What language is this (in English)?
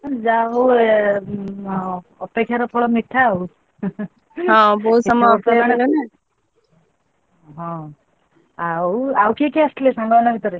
Odia